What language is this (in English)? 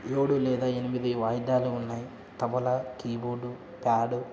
Telugu